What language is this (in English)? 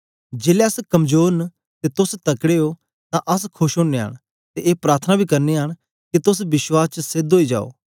Dogri